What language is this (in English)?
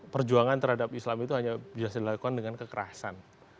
Indonesian